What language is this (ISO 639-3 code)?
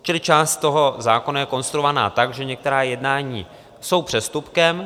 ces